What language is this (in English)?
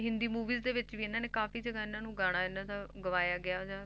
Punjabi